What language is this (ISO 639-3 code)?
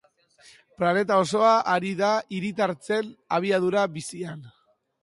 eus